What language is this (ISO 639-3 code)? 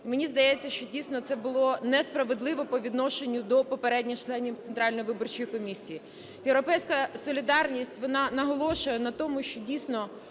ukr